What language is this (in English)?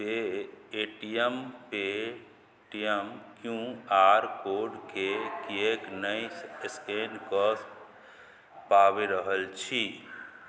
Maithili